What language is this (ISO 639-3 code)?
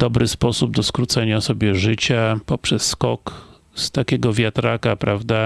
pol